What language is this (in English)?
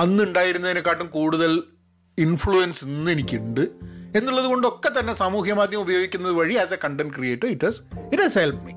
Malayalam